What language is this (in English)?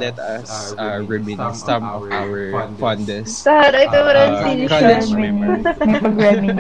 Filipino